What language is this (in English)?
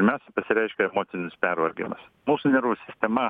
Lithuanian